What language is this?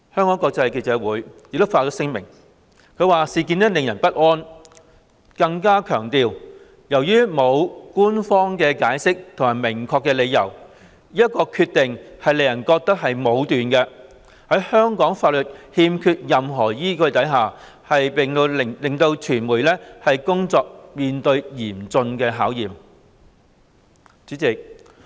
Cantonese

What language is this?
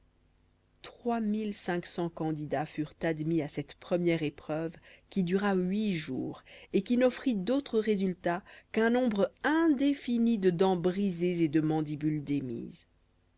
French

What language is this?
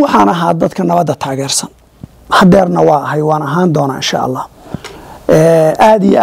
Arabic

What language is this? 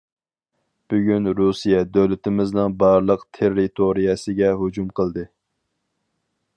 Uyghur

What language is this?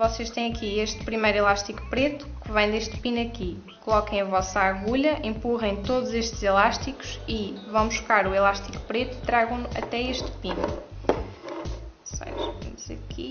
Portuguese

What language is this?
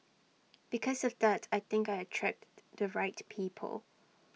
English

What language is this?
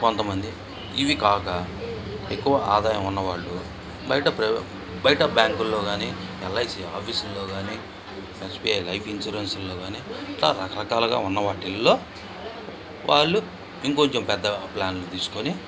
Telugu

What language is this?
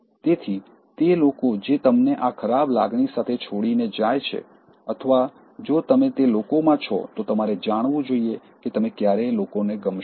Gujarati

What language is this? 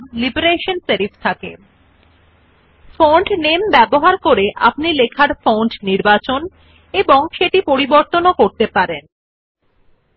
Bangla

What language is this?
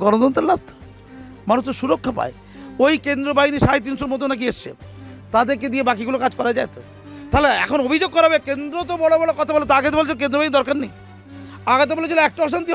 Hindi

